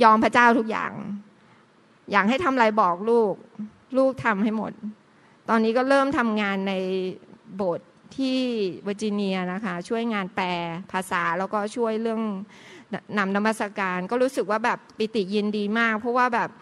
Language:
Thai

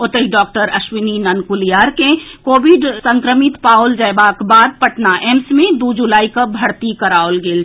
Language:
Maithili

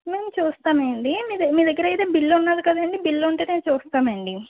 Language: Telugu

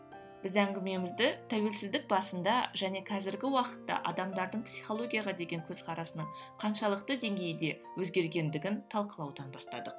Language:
Kazakh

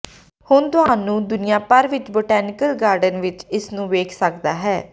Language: Punjabi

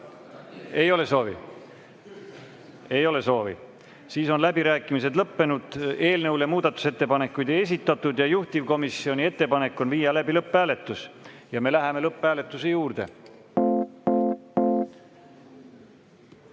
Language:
Estonian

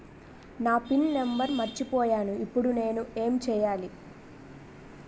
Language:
Telugu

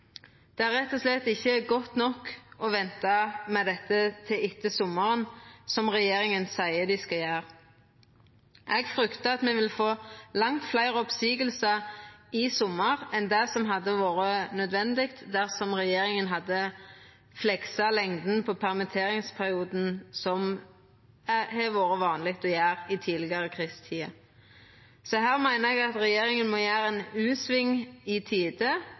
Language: Norwegian Nynorsk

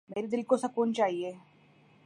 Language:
Urdu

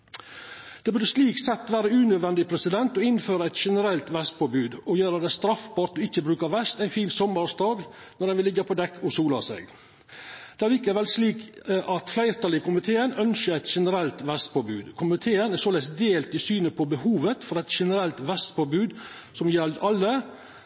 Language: Norwegian Nynorsk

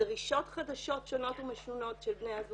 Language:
Hebrew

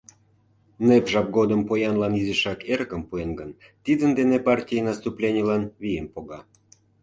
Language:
Mari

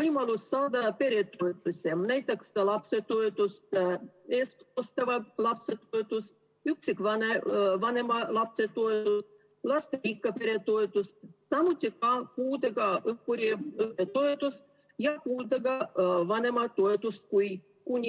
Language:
Estonian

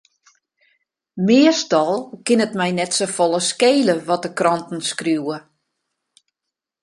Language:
Western Frisian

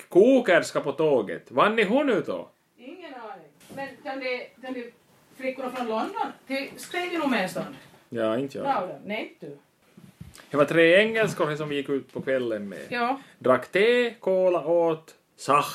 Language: Swedish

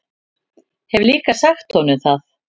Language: Icelandic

